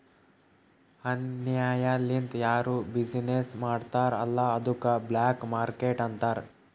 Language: Kannada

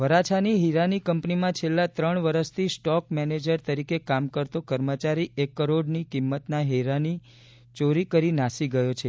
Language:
Gujarati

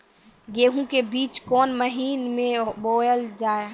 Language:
Maithili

